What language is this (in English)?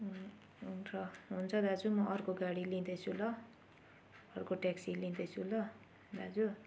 Nepali